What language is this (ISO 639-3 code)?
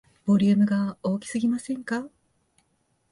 jpn